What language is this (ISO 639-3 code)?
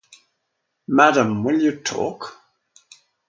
eng